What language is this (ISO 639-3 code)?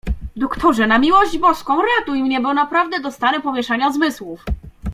pol